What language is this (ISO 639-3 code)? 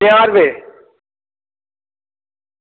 doi